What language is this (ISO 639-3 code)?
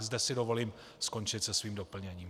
ces